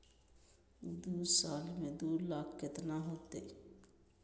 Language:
Magahi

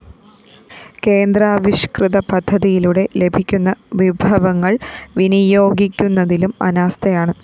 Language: Malayalam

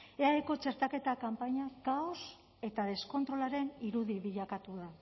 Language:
Basque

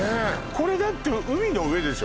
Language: Japanese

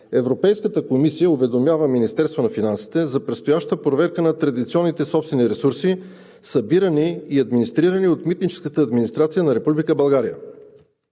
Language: Bulgarian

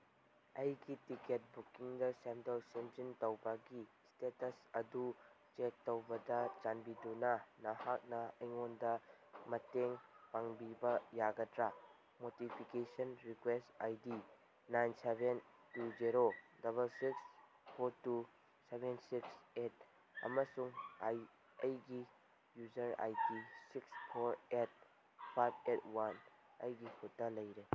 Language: Manipuri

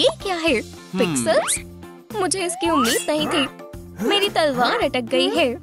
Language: Hindi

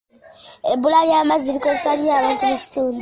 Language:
Ganda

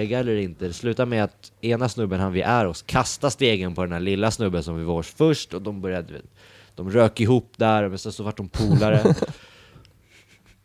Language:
Swedish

